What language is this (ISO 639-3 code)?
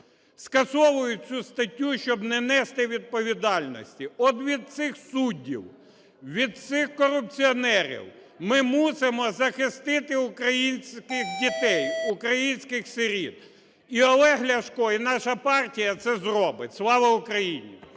ukr